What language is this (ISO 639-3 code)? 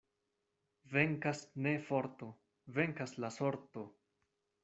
epo